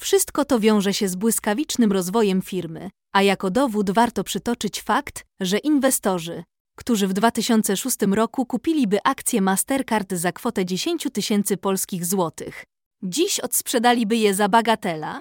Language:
Polish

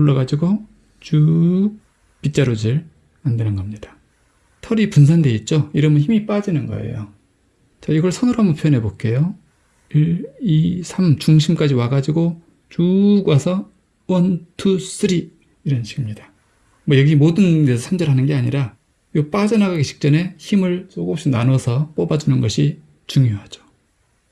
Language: Korean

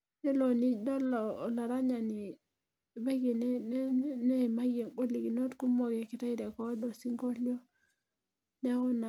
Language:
Masai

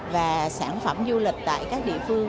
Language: Vietnamese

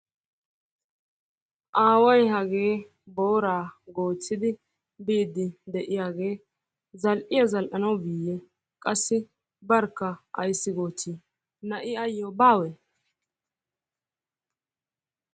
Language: Wolaytta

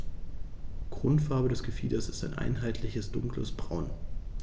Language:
German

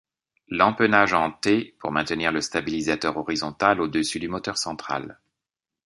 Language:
French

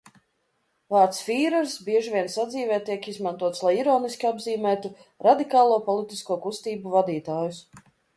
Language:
Latvian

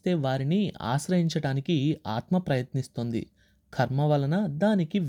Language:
Telugu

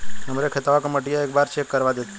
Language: Bhojpuri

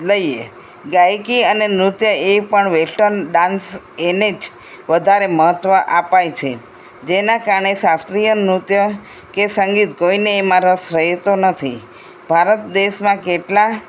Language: Gujarati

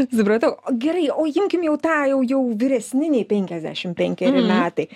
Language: Lithuanian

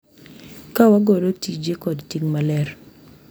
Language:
Luo (Kenya and Tanzania)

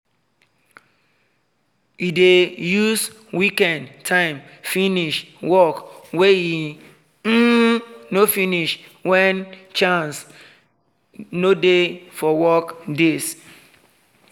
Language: Nigerian Pidgin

